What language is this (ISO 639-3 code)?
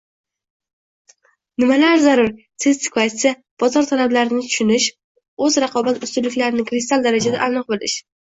uzb